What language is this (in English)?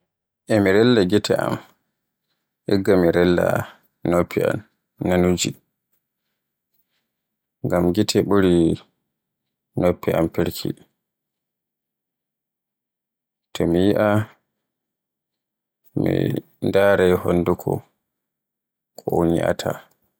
Borgu Fulfulde